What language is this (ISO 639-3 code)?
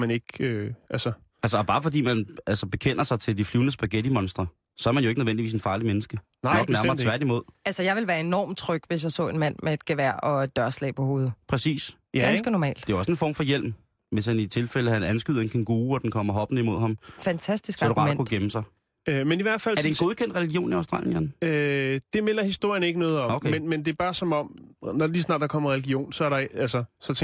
dan